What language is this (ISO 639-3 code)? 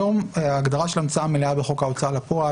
heb